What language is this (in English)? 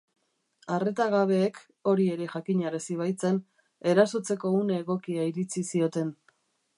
Basque